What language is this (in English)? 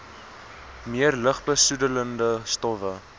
Afrikaans